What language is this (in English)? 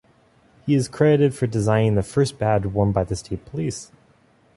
English